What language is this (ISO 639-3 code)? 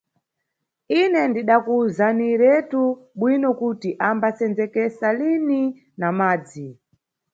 nyu